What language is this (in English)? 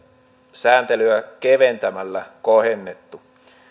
Finnish